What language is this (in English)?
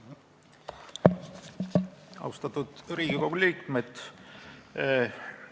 Estonian